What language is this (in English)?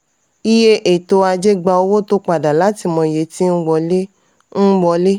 Yoruba